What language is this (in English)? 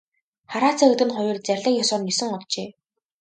Mongolian